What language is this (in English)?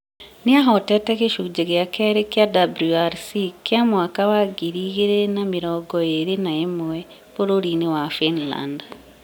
Kikuyu